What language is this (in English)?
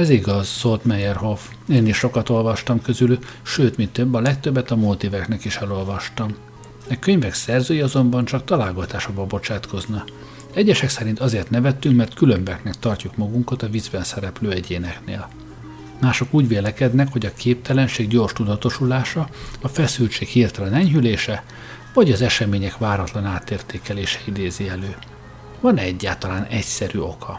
Hungarian